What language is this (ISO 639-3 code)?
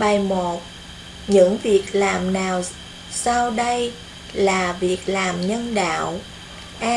vie